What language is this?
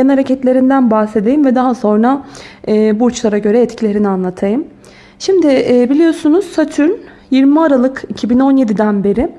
Turkish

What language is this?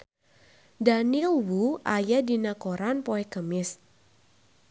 Sundanese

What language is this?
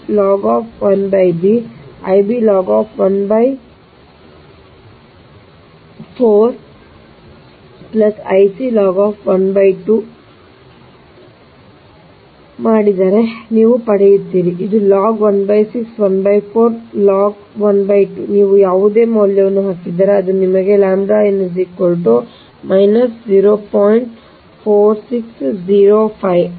Kannada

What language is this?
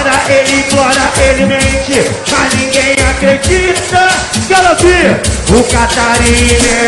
Portuguese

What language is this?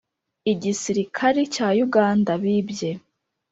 Kinyarwanda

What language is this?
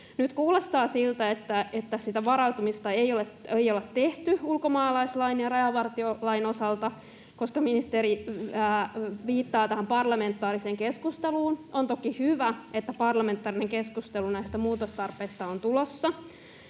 Finnish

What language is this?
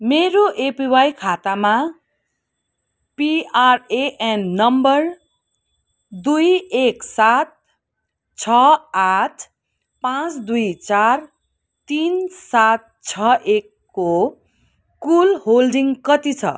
Nepali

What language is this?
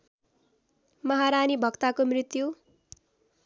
Nepali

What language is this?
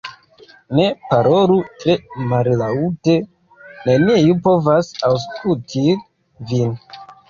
Esperanto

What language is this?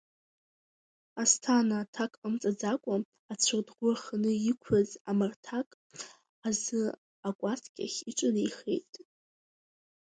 Abkhazian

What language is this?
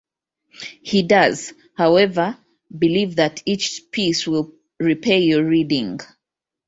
English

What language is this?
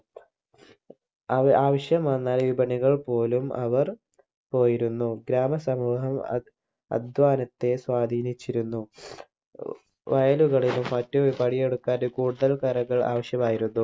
Malayalam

